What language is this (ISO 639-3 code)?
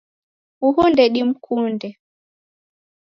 dav